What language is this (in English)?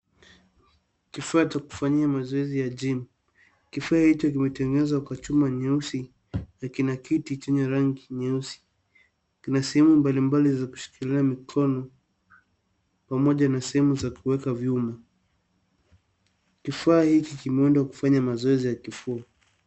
Swahili